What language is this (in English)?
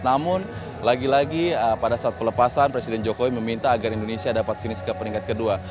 Indonesian